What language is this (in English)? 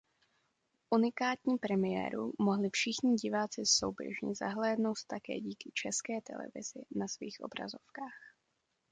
Czech